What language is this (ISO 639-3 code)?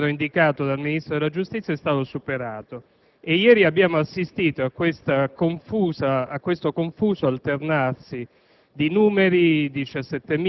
ita